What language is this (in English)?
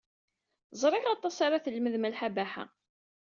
Kabyle